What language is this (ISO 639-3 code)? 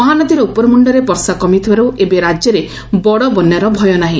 ori